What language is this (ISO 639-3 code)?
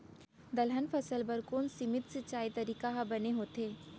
hne